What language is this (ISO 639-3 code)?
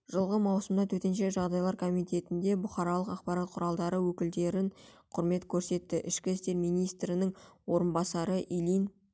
kaz